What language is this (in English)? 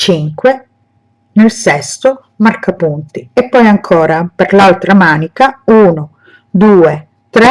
Italian